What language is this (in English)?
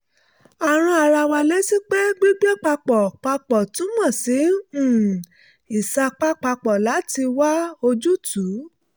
Yoruba